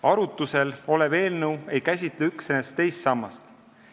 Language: Estonian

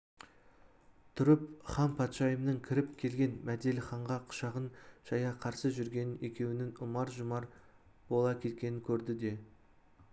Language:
Kazakh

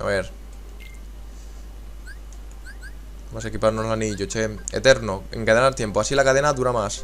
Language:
Spanish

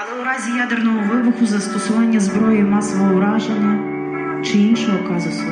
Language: Ukrainian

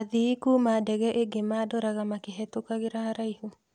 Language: Kikuyu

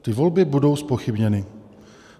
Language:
Czech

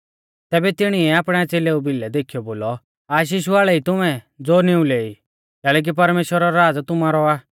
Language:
Mahasu Pahari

